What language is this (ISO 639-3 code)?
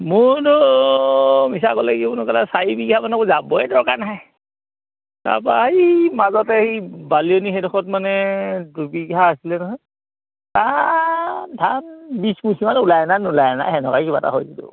asm